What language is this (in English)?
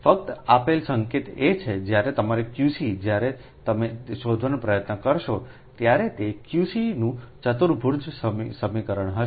Gujarati